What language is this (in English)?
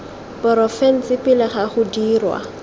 Tswana